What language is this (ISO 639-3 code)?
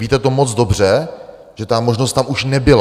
ces